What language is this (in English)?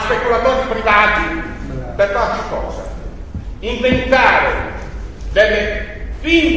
Italian